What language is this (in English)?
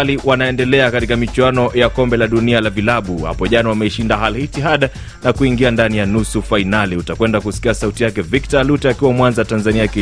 Swahili